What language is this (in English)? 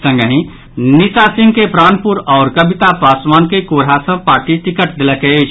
Maithili